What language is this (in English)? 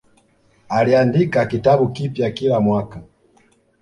Swahili